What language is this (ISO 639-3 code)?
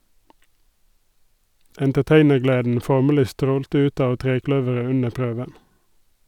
nor